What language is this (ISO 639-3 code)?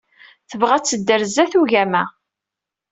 kab